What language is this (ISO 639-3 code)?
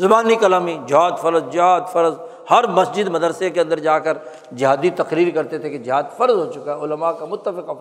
urd